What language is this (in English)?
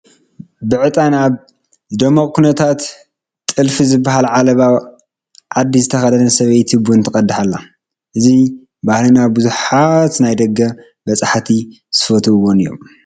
Tigrinya